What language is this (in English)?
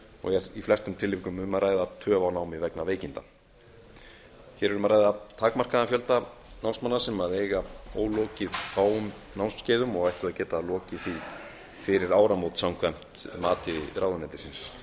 Icelandic